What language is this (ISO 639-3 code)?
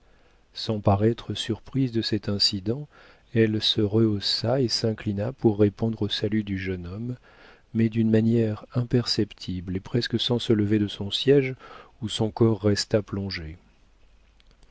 fra